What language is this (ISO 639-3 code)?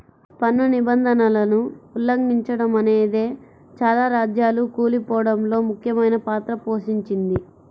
tel